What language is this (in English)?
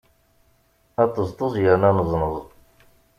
Kabyle